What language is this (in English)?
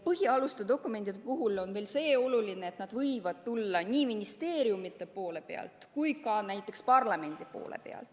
Estonian